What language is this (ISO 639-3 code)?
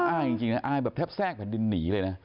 tha